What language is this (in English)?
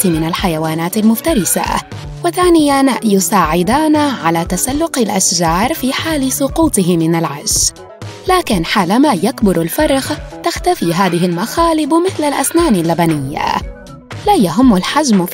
Arabic